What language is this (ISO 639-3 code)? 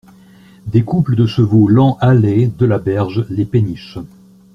fra